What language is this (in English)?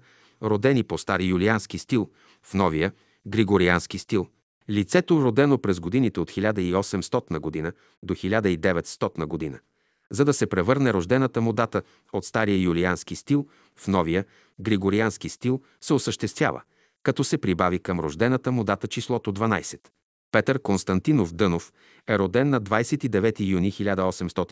Bulgarian